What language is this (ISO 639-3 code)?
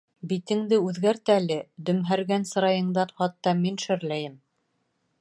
bak